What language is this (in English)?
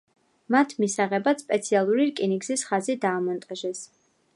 Georgian